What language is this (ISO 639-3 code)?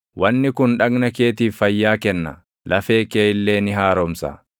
orm